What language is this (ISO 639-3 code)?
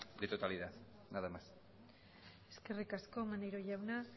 eus